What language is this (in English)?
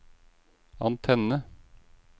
Norwegian